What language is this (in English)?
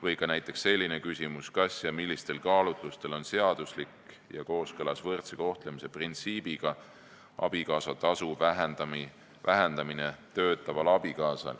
Estonian